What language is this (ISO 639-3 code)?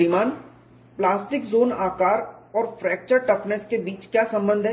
hin